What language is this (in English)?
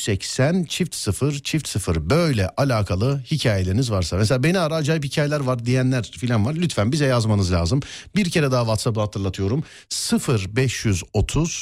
Turkish